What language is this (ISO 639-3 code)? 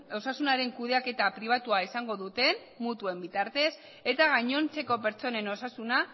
eus